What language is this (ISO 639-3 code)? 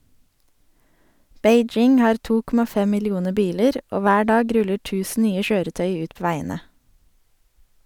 nor